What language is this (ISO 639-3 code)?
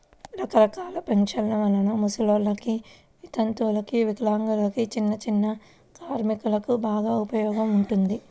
tel